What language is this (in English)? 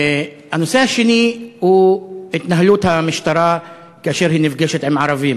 Hebrew